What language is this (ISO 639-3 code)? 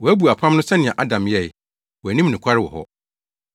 aka